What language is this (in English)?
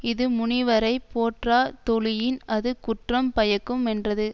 Tamil